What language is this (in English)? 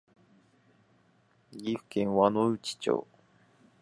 Japanese